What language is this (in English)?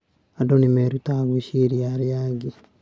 Kikuyu